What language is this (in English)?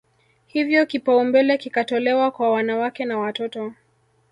Swahili